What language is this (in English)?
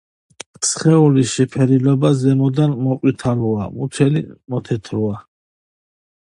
Georgian